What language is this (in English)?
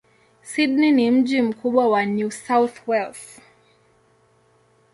Swahili